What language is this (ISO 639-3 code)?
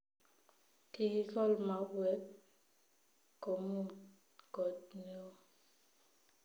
kln